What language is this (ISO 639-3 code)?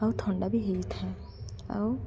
ori